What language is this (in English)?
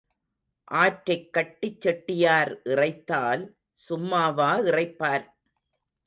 Tamil